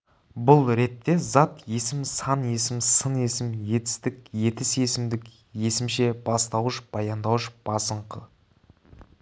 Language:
Kazakh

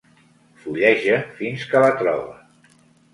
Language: Catalan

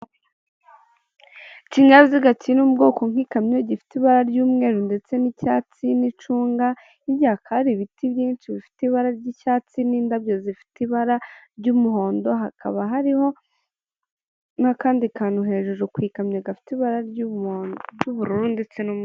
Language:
Kinyarwanda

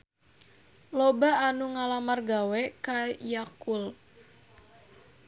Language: Sundanese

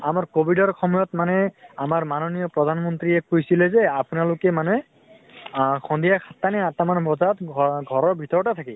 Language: Assamese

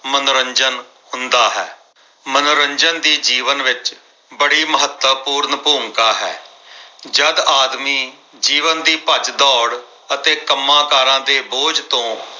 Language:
Punjabi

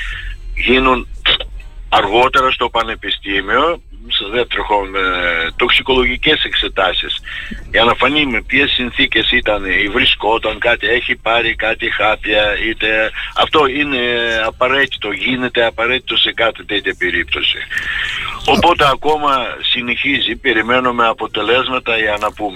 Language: Greek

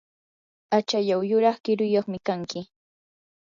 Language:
Yanahuanca Pasco Quechua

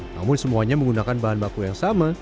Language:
Indonesian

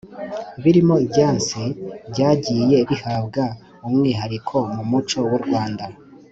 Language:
Kinyarwanda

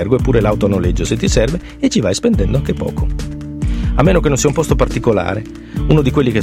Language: Italian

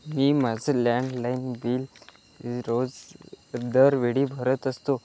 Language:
Marathi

